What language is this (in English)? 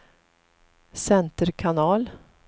Swedish